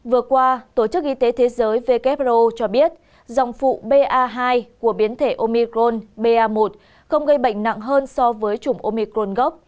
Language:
Vietnamese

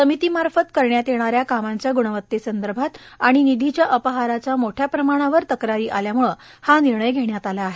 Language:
Marathi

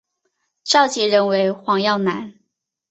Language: Chinese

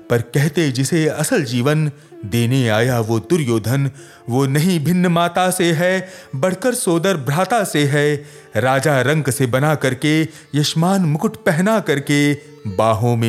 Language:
Hindi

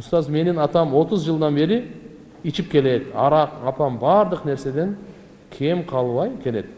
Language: Turkish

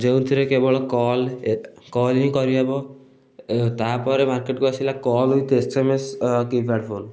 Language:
Odia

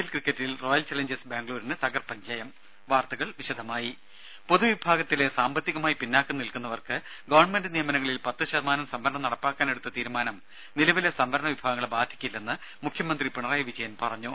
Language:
Malayalam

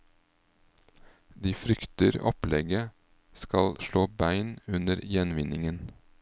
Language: Norwegian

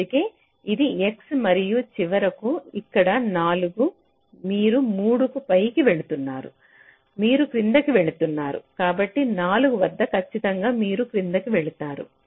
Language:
Telugu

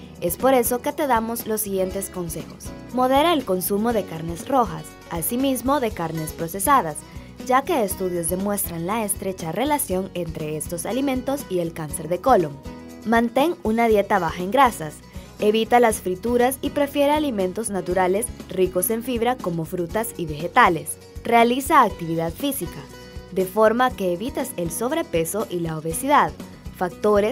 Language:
Spanish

